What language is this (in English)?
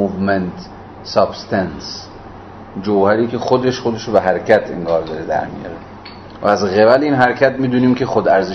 Persian